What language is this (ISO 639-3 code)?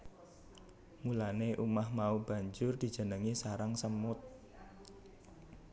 jav